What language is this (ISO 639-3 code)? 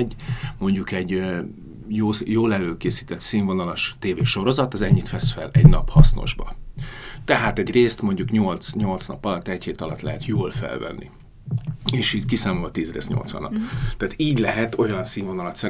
hun